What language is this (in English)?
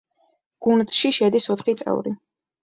Georgian